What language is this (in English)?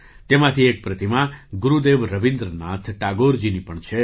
Gujarati